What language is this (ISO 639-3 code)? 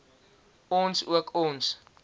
afr